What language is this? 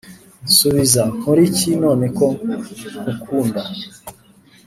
Kinyarwanda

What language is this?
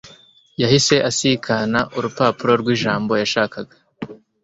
Kinyarwanda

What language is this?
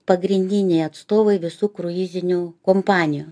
Lithuanian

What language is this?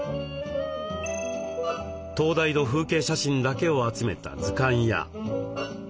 Japanese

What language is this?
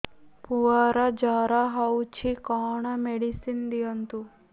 Odia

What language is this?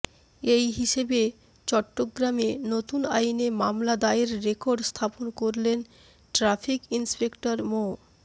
Bangla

